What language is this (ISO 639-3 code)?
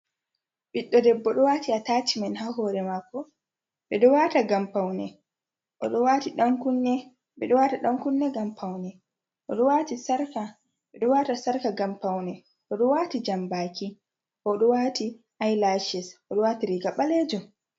ful